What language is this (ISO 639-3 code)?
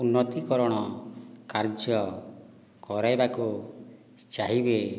ori